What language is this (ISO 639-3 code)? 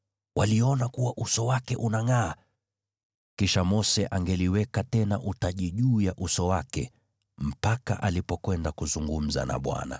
swa